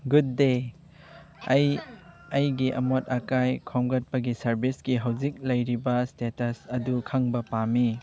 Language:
Manipuri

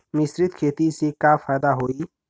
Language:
Bhojpuri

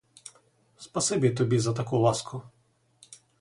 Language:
Ukrainian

